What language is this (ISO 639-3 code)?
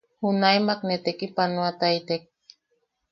yaq